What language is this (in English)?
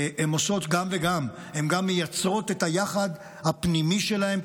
Hebrew